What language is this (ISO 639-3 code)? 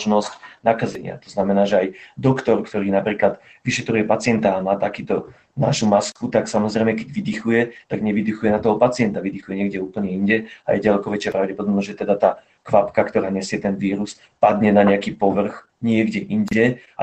slk